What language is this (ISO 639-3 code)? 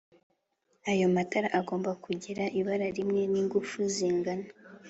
kin